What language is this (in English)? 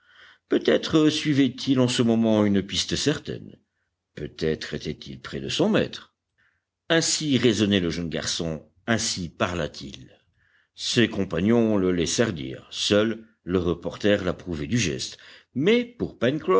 French